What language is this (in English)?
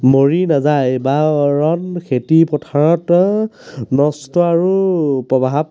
Assamese